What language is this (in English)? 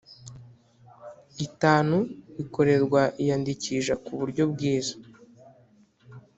Kinyarwanda